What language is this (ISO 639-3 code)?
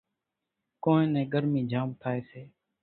gjk